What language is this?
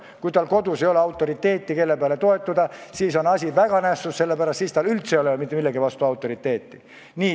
Estonian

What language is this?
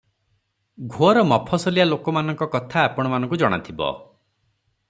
Odia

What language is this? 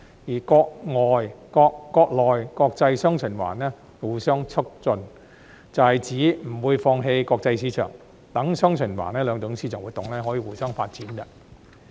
Cantonese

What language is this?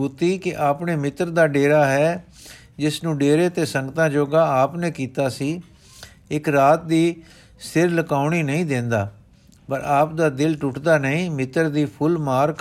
Punjabi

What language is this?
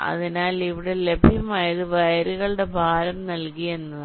Malayalam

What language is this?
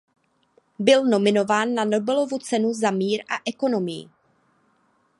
Czech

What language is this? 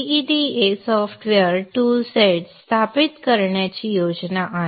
Marathi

